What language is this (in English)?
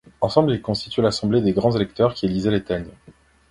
French